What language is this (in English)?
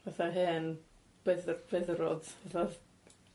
Welsh